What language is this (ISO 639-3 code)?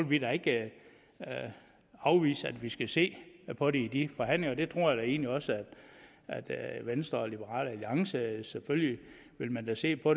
dan